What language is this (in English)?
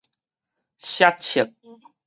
Min Nan Chinese